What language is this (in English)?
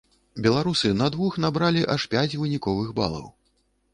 Belarusian